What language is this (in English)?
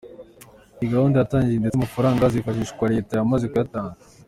Kinyarwanda